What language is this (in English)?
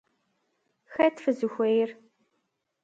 Kabardian